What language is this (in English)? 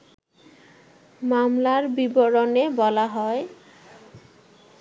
Bangla